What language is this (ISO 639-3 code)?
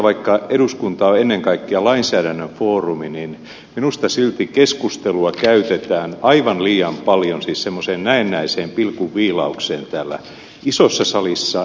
fin